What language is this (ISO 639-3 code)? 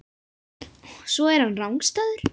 isl